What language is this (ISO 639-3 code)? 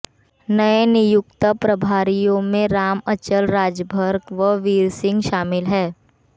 hin